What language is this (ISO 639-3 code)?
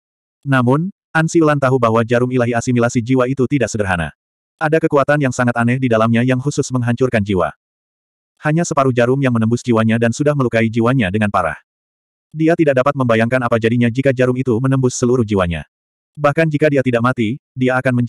ind